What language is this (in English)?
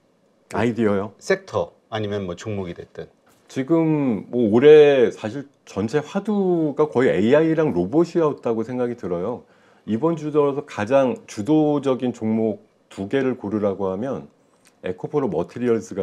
Korean